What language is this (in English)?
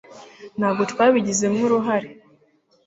Kinyarwanda